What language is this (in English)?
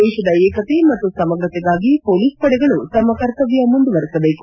Kannada